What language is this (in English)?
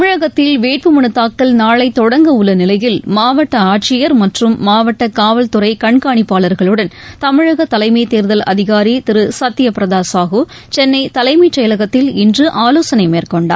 Tamil